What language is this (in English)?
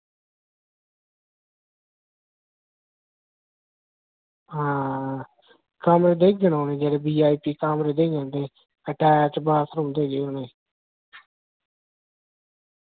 Dogri